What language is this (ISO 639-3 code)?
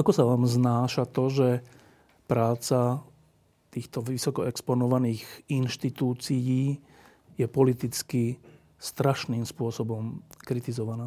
slk